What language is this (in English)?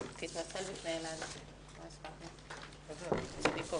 Hebrew